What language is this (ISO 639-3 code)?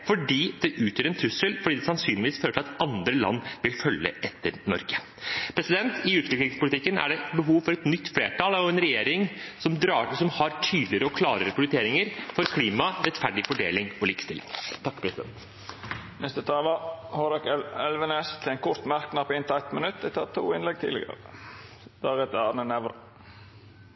nor